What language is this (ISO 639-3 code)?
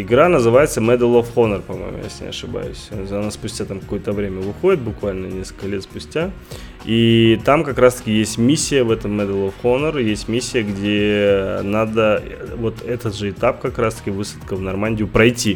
rus